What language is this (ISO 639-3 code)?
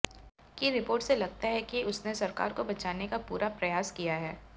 hin